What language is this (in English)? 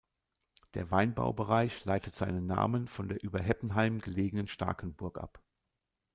German